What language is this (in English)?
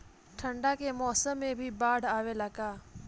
Bhojpuri